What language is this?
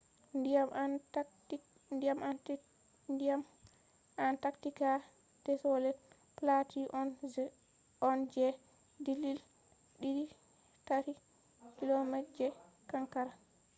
Fula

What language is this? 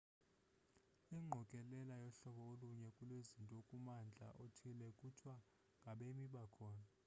Xhosa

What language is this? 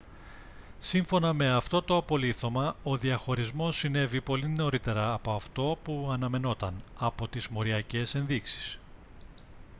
Greek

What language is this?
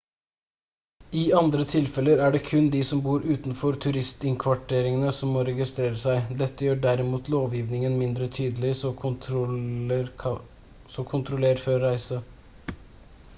Norwegian Bokmål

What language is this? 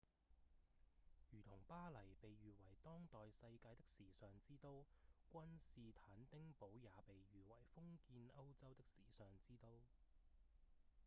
Cantonese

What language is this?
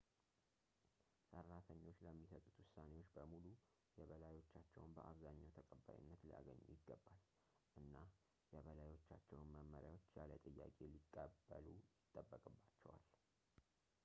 Amharic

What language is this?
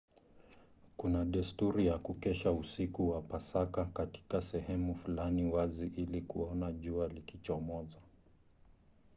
Swahili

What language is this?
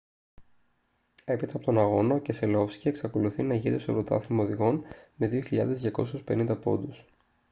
Greek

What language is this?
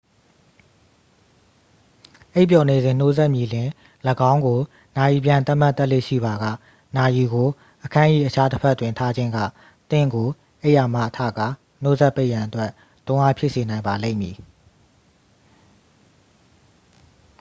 Burmese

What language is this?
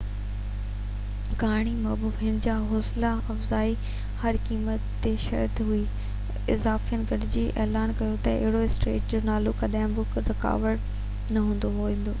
Sindhi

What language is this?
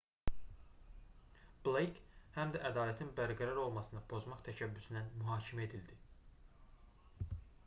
Azerbaijani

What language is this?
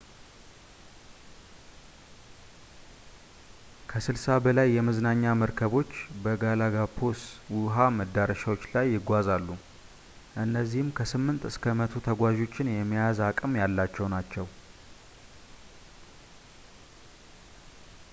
Amharic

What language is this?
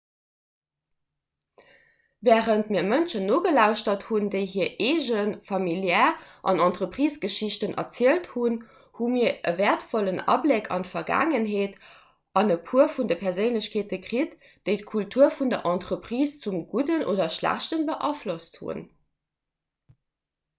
Luxembourgish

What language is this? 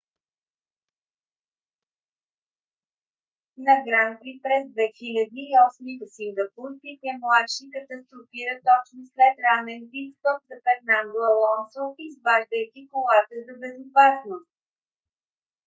Bulgarian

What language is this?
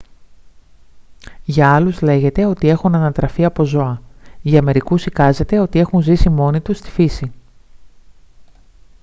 Greek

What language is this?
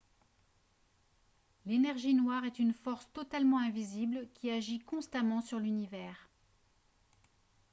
French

